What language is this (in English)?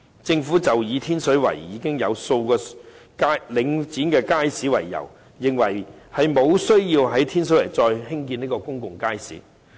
Cantonese